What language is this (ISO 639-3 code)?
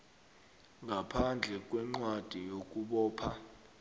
nbl